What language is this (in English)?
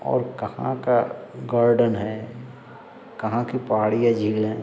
Hindi